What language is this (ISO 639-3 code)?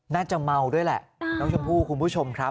tha